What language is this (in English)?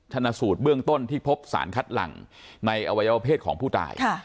Thai